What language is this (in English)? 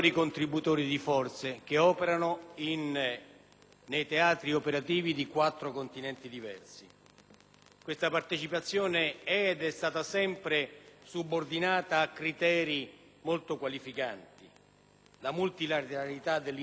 Italian